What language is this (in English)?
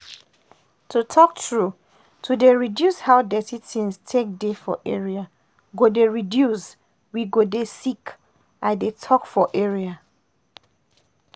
Nigerian Pidgin